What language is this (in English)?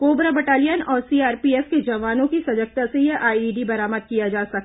Hindi